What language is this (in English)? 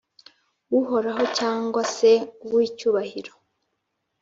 Kinyarwanda